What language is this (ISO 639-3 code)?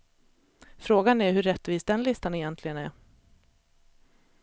swe